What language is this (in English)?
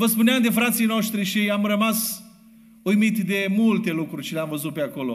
Romanian